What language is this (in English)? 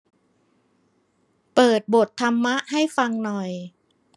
Thai